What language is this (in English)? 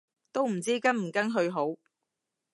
Cantonese